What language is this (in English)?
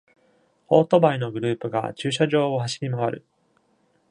Japanese